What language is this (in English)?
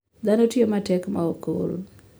Luo (Kenya and Tanzania)